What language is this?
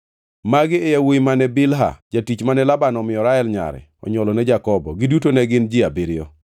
Luo (Kenya and Tanzania)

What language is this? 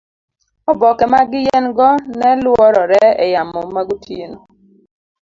Luo (Kenya and Tanzania)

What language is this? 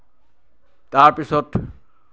Assamese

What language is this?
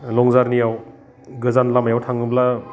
Bodo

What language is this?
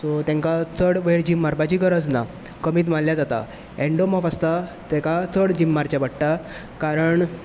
Konkani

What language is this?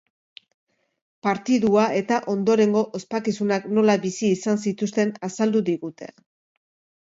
Basque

